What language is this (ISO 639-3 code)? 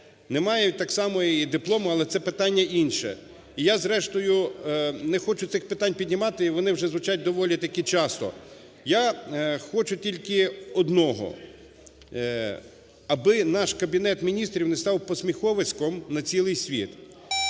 ukr